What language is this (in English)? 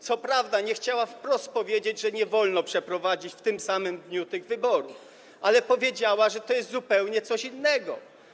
Polish